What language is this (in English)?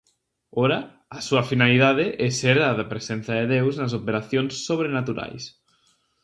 Galician